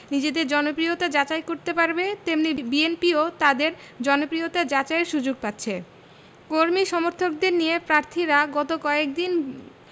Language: Bangla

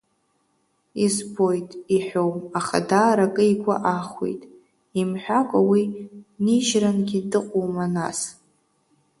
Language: Abkhazian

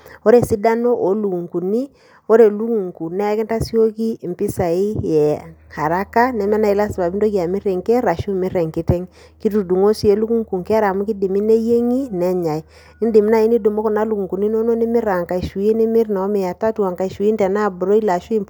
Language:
Masai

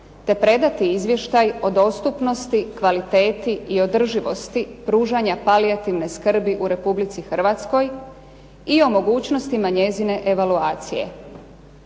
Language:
Croatian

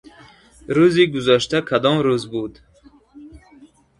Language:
Tajik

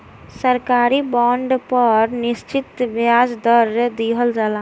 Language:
Bhojpuri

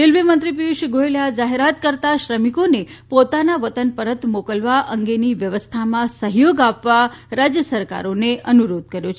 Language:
Gujarati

